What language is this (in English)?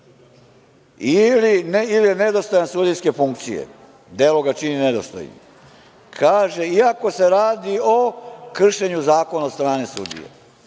Serbian